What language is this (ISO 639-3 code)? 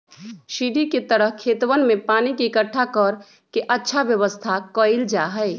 mag